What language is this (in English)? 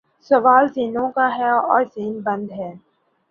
Urdu